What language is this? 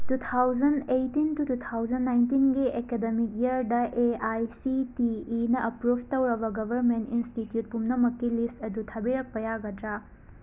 Manipuri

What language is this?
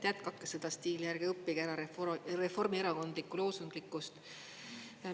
Estonian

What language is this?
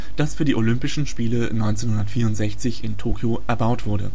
German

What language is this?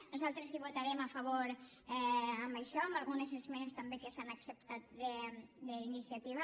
Catalan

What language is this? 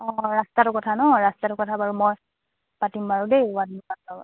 Assamese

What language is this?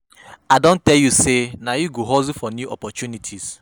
Nigerian Pidgin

